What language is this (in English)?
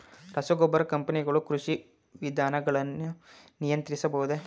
Kannada